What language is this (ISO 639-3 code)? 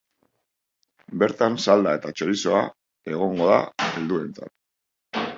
eus